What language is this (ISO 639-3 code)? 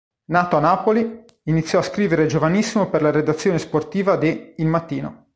ita